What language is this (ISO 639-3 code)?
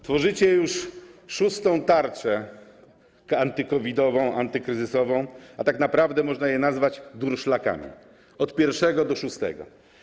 pol